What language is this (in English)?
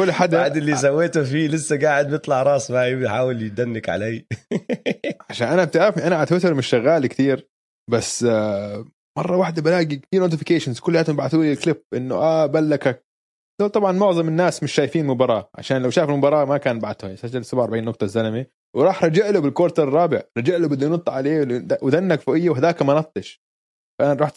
Arabic